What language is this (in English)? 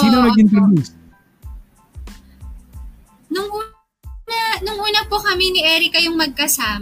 Filipino